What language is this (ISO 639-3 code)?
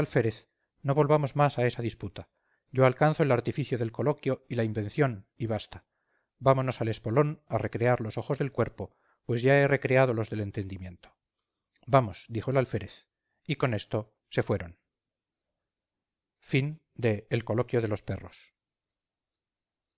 spa